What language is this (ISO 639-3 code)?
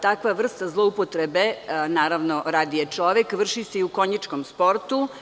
srp